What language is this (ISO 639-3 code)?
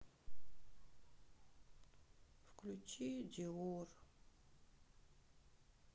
rus